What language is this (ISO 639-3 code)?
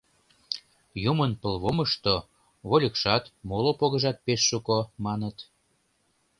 chm